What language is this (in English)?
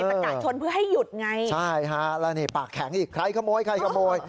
Thai